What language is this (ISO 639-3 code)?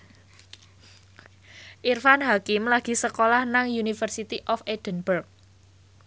jav